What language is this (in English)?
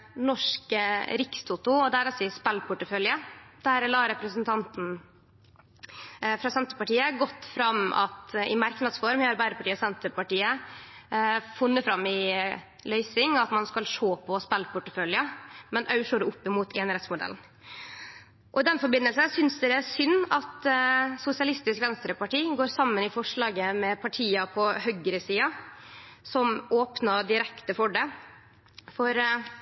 Norwegian Nynorsk